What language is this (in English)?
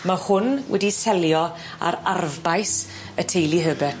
Welsh